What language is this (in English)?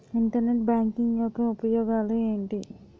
Telugu